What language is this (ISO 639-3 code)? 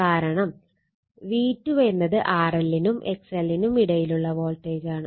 mal